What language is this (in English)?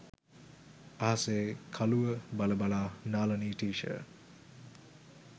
Sinhala